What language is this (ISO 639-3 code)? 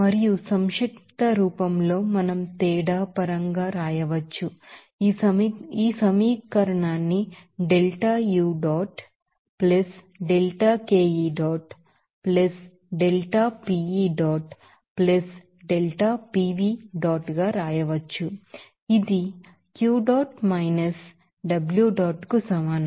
tel